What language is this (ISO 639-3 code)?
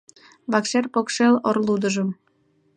chm